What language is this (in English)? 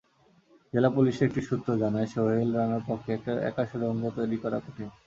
Bangla